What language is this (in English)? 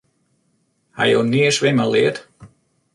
Western Frisian